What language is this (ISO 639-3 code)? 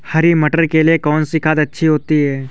hin